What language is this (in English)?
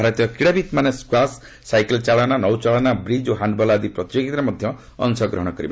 Odia